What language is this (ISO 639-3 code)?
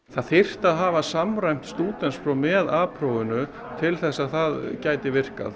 isl